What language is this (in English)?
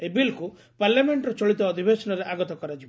Odia